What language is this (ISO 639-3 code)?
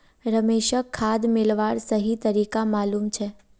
mag